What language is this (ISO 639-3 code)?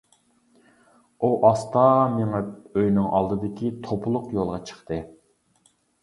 uig